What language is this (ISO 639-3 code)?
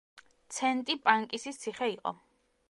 kat